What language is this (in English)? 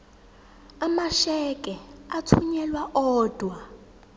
Zulu